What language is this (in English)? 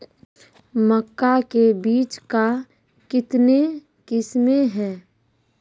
Maithili